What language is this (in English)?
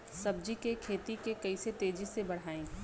Bhojpuri